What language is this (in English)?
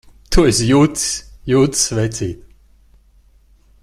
Latvian